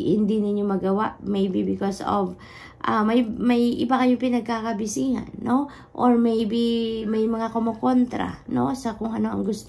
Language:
Filipino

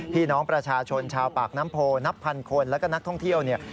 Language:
Thai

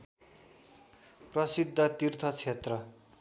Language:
Nepali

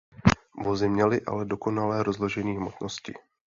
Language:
Czech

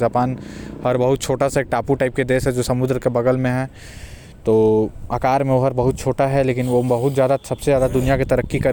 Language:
Korwa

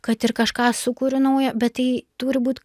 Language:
Lithuanian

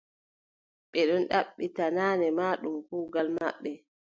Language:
Adamawa Fulfulde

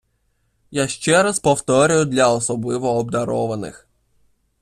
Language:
Ukrainian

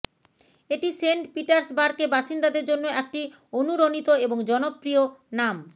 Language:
Bangla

